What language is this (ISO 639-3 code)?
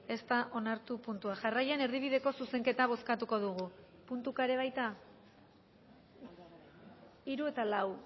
eus